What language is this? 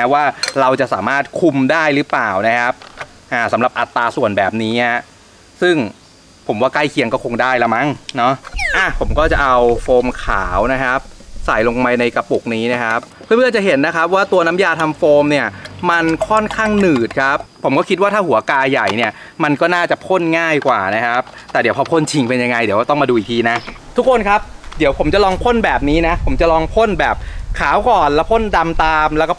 Thai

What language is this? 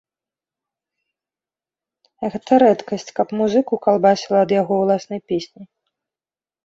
Belarusian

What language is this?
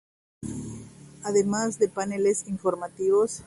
Spanish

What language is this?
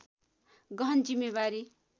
Nepali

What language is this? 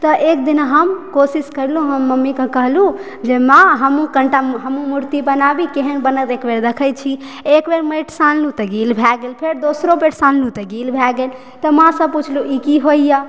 Maithili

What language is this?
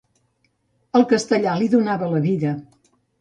Catalan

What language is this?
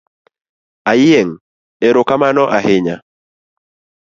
Luo (Kenya and Tanzania)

